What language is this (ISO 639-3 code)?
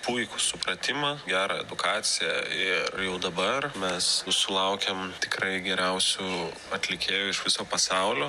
lit